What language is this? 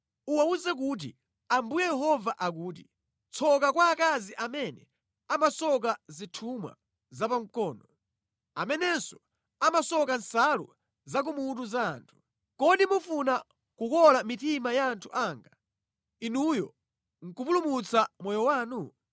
Nyanja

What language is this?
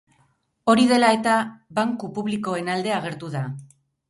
Basque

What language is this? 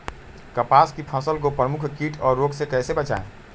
Magahi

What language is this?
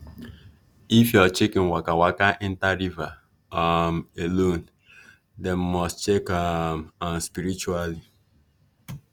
Nigerian Pidgin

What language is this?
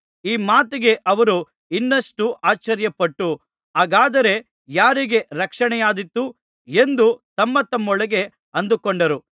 Kannada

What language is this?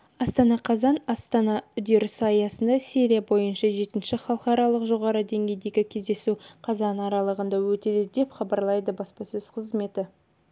Kazakh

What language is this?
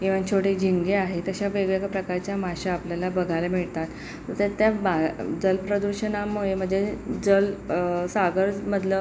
Marathi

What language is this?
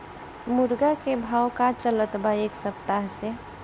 Bhojpuri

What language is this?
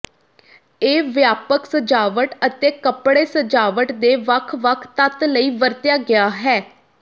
Punjabi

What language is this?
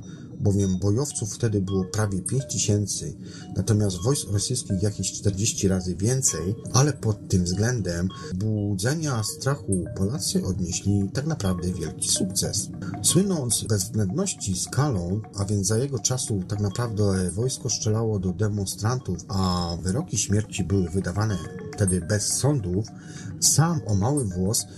Polish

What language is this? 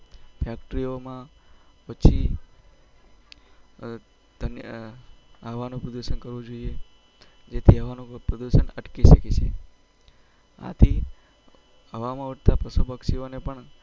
Gujarati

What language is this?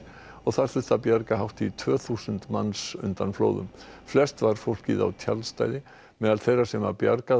Icelandic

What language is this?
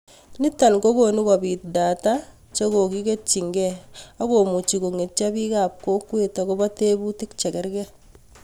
Kalenjin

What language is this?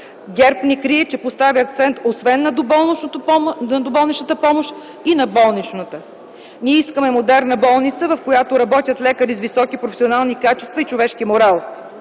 Bulgarian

